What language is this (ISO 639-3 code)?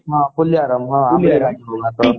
ori